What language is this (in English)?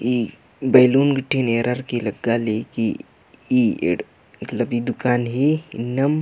Kurukh